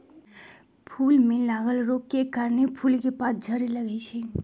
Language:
Magahi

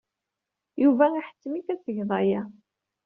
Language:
Kabyle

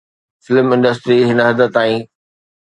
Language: Sindhi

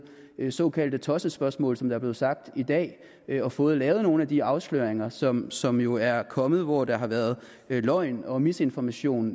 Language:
Danish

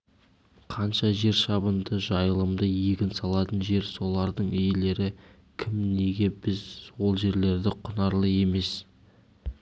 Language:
Kazakh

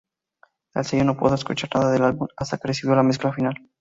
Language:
Spanish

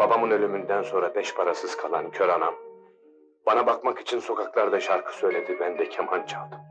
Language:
Turkish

